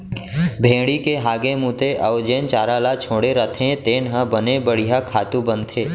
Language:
Chhattisgarhi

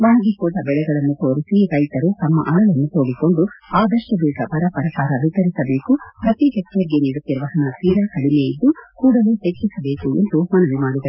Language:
Kannada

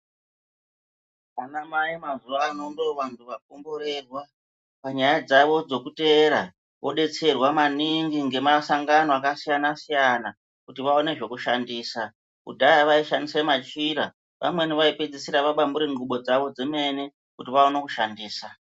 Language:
Ndau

